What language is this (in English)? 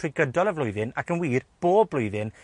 Welsh